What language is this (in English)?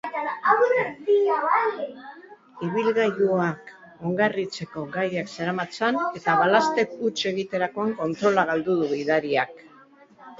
Basque